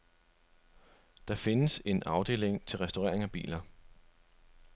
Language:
Danish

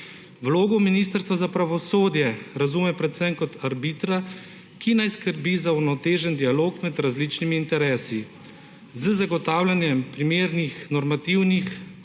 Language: Slovenian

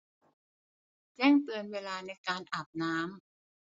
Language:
Thai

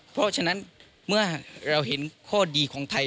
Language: Thai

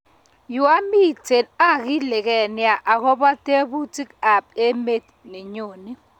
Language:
Kalenjin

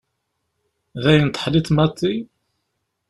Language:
Kabyle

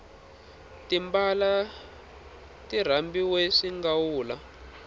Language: Tsonga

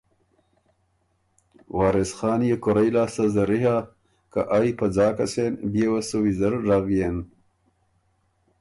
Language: Ormuri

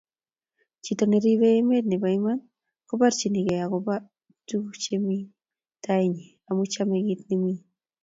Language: Kalenjin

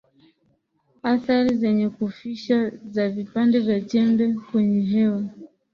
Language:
Swahili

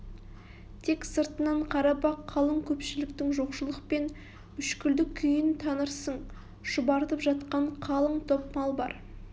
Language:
Kazakh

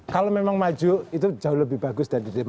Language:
Indonesian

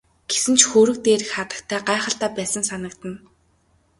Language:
Mongolian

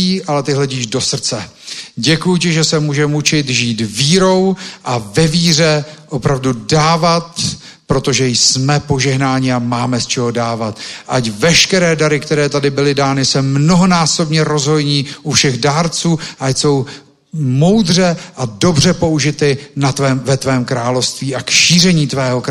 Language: Czech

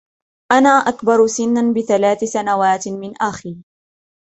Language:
Arabic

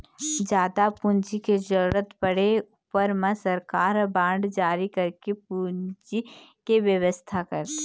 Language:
Chhattisgarhi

